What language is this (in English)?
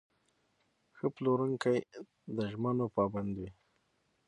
Pashto